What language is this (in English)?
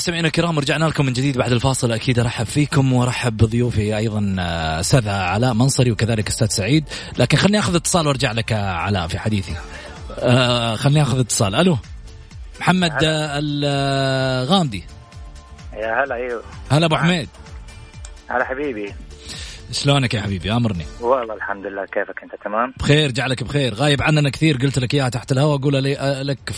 Arabic